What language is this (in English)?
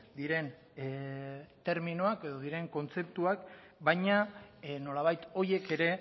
Basque